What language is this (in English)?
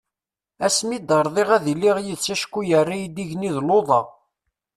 Kabyle